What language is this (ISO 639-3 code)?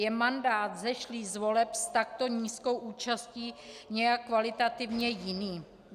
ces